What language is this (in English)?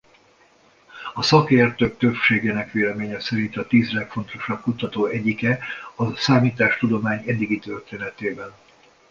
Hungarian